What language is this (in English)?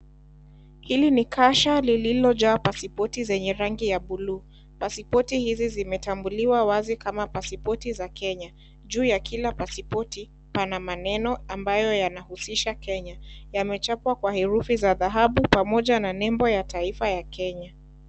Swahili